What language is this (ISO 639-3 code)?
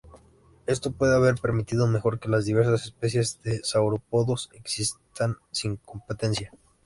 spa